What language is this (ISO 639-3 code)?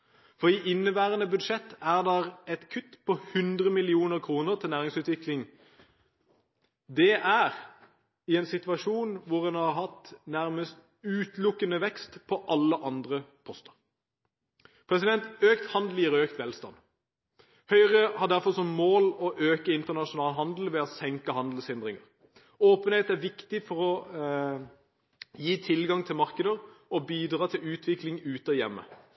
nob